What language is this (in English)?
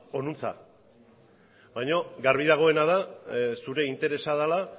Basque